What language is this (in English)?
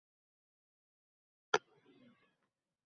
Uzbek